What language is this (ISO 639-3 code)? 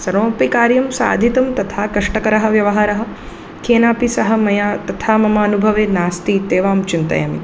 san